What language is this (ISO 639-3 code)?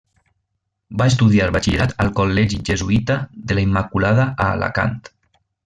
cat